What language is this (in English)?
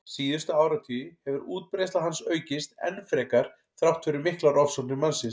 Icelandic